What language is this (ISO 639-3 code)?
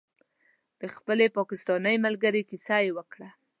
pus